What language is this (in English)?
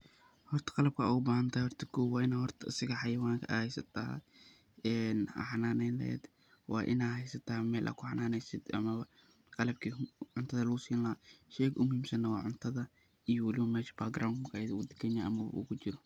Somali